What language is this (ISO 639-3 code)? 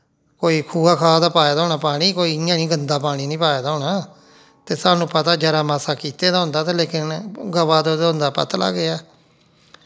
doi